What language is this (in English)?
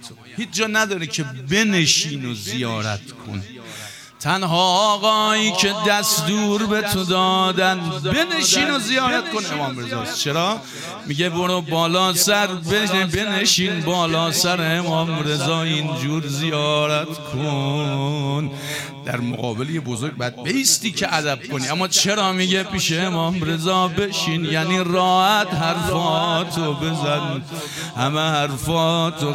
Persian